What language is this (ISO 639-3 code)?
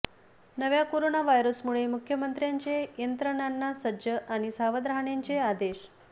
mar